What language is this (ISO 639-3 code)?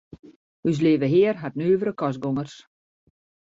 fry